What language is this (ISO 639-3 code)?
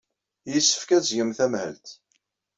kab